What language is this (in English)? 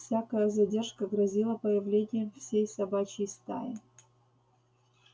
Russian